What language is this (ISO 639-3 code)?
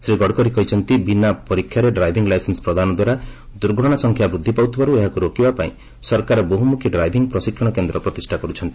ori